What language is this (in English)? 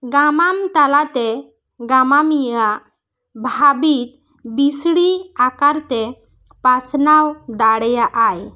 Santali